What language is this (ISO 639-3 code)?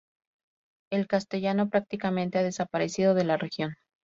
spa